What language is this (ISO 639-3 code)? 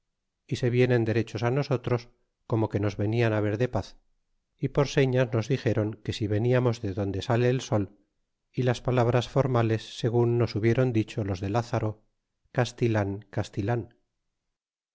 spa